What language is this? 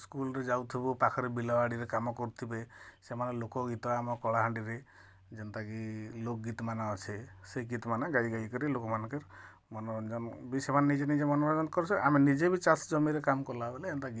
Odia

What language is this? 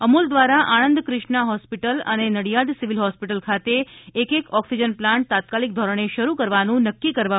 Gujarati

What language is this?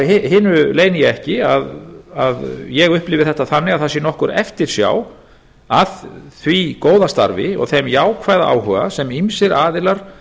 Icelandic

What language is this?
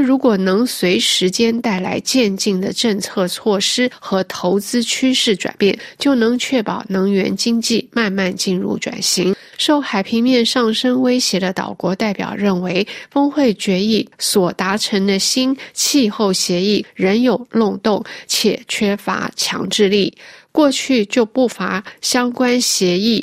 Chinese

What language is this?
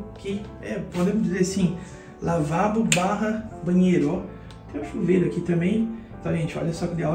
Portuguese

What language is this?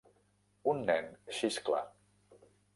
Catalan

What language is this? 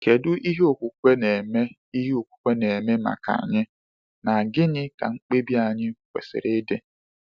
Igbo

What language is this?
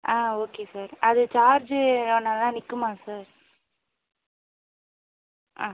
Tamil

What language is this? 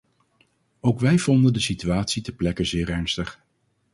Dutch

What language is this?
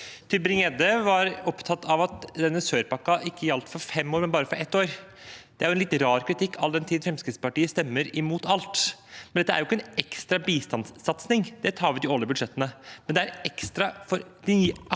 Norwegian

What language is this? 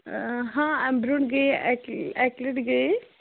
Kashmiri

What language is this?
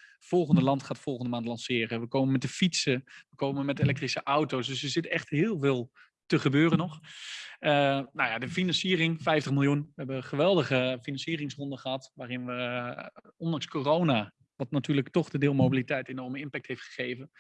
Dutch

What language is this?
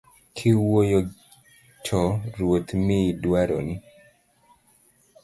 Luo (Kenya and Tanzania)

